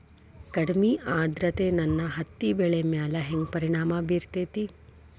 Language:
Kannada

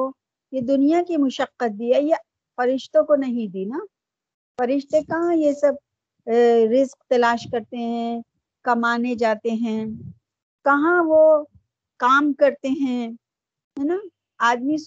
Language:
Urdu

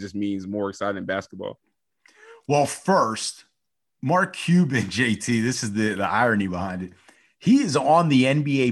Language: English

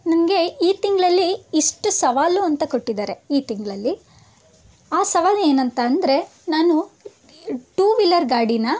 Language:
Kannada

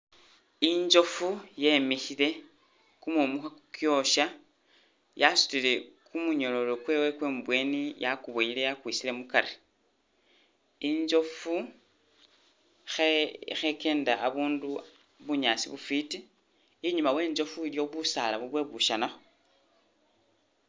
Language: Masaaba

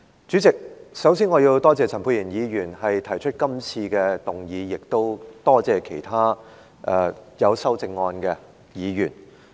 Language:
Cantonese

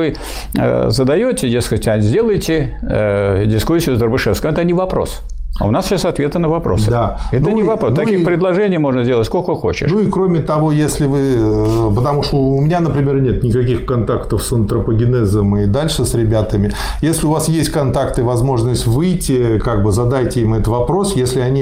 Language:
Russian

